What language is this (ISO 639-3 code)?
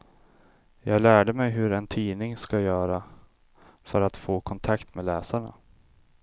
swe